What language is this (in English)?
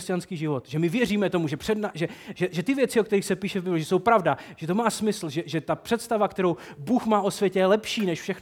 Czech